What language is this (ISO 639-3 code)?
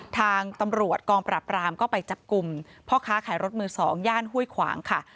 tha